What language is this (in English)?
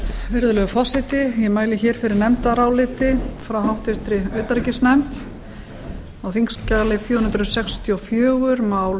Icelandic